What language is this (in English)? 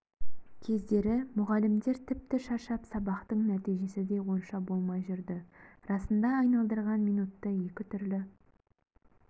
Kazakh